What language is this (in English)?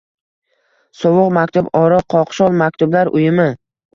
Uzbek